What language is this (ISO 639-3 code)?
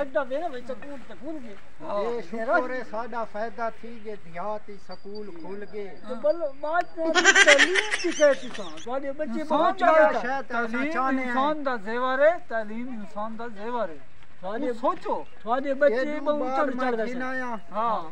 ron